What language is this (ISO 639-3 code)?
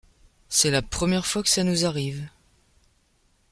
fra